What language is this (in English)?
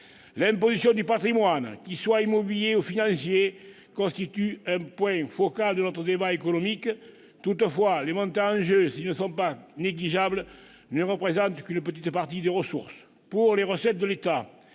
French